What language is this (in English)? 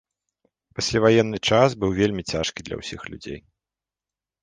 Belarusian